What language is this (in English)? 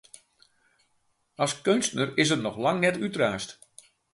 Western Frisian